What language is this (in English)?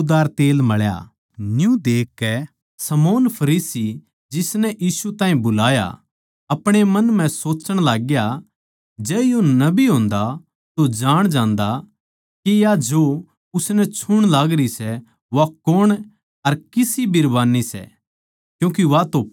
Haryanvi